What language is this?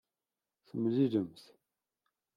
Kabyle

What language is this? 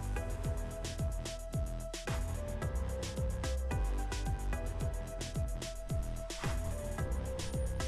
Russian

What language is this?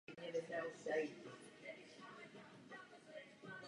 Czech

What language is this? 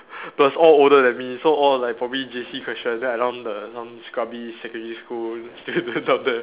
English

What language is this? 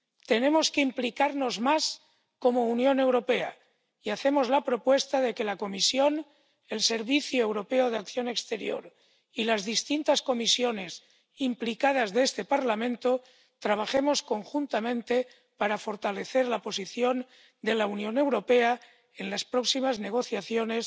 Spanish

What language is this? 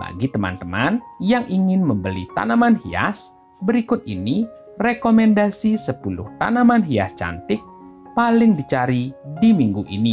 Indonesian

